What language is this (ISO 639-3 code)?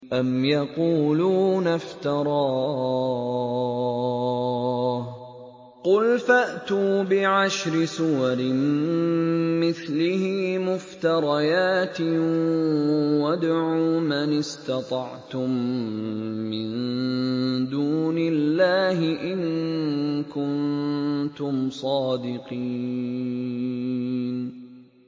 ara